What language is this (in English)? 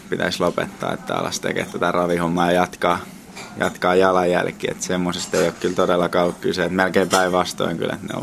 Finnish